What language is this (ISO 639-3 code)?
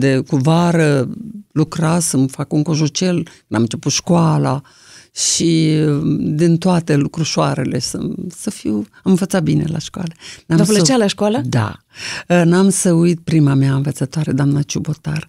ron